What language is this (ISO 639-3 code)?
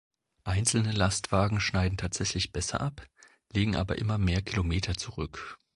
deu